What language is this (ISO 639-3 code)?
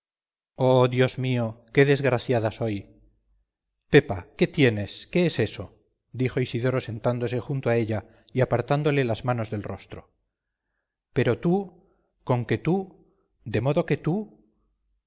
spa